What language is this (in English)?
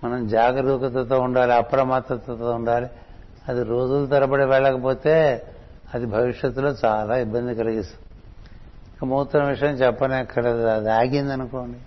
Telugu